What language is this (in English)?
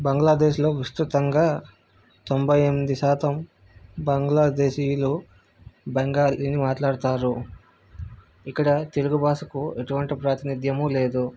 Telugu